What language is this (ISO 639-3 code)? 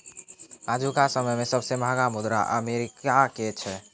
mai